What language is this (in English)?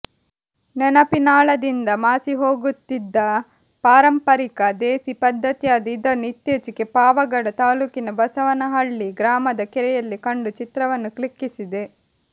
Kannada